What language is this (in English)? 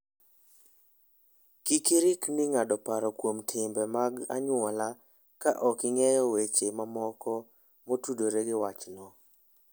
Luo (Kenya and Tanzania)